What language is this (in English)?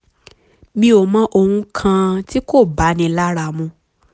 Yoruba